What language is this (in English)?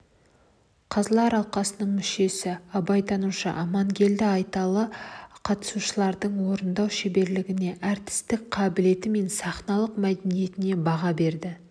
Kazakh